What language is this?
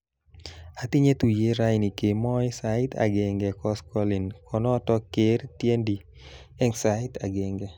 Kalenjin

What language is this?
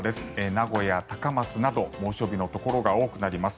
Japanese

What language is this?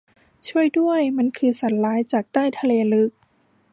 Thai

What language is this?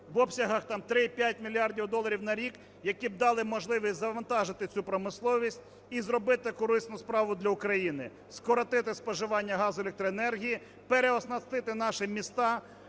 Ukrainian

